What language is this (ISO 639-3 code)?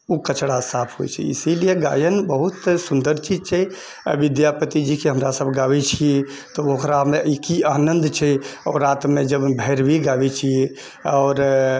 mai